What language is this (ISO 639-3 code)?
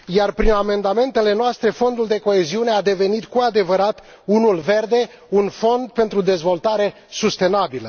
ron